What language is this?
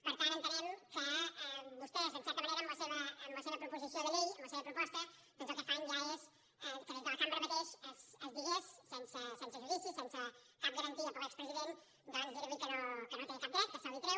Catalan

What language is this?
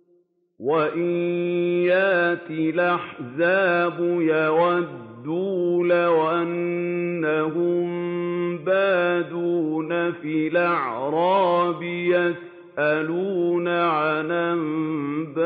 Arabic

